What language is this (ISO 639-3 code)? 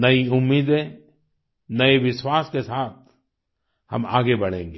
hin